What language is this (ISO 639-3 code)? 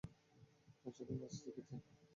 ben